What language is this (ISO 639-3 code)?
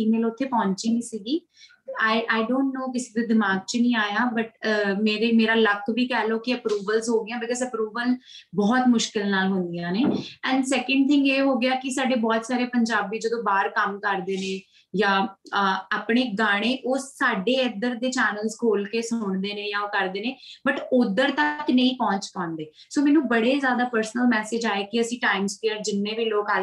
pan